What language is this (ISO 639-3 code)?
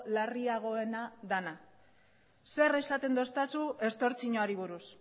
eus